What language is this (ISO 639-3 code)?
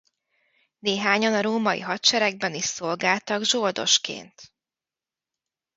hun